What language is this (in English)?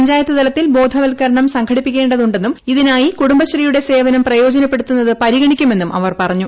Malayalam